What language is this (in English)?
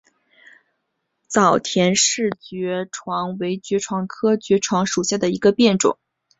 Chinese